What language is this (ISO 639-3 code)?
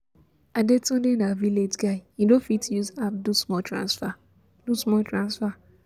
pcm